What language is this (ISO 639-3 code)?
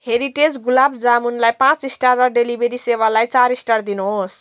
nep